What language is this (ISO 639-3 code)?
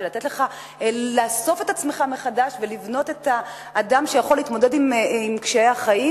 heb